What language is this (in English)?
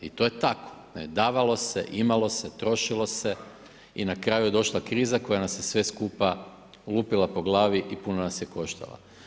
Croatian